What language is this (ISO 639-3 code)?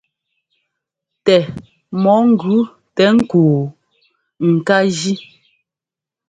jgo